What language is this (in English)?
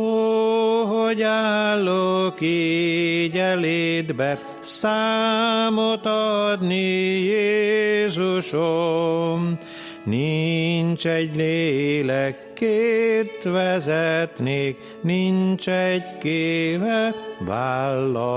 Hungarian